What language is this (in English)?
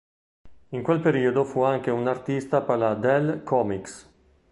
Italian